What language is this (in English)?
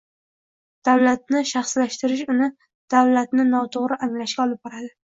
Uzbek